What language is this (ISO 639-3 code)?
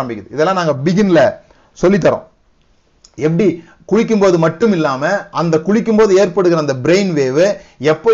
tam